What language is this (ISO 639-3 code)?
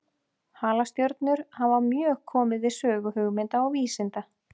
isl